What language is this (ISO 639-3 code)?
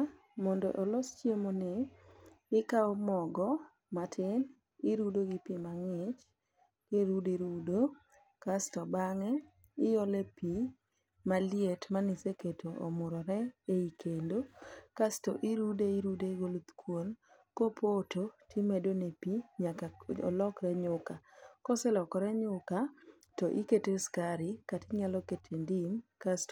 luo